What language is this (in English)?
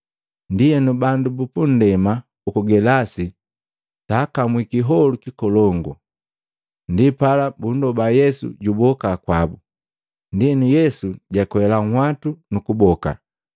Matengo